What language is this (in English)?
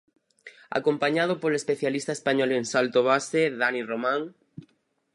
Galician